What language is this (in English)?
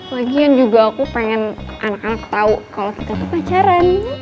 Indonesian